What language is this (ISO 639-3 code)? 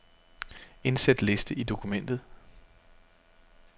dan